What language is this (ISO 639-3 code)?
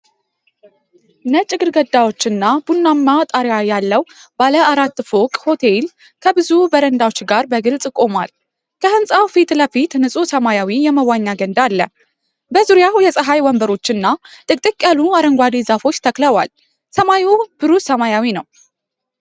amh